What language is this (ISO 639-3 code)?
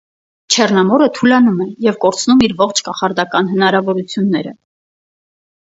hye